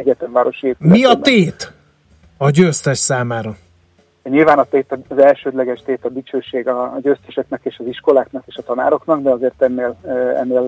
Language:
Hungarian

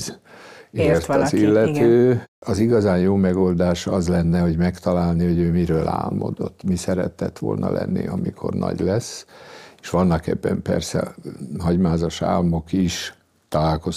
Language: Hungarian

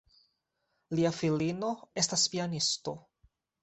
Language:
Esperanto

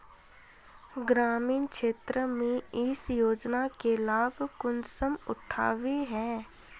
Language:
Magahi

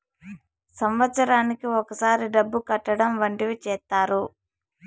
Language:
Telugu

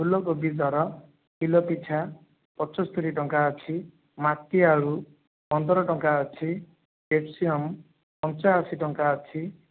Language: Odia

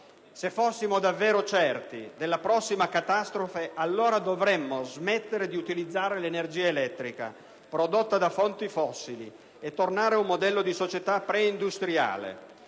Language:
Italian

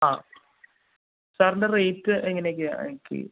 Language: Malayalam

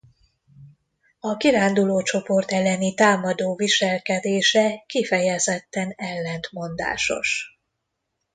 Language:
Hungarian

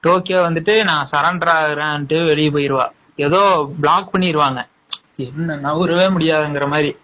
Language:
Tamil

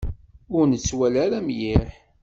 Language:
Kabyle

